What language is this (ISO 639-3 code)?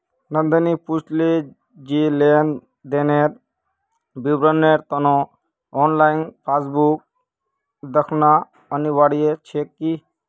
mag